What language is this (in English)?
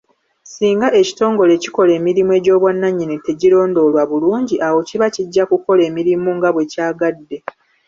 Ganda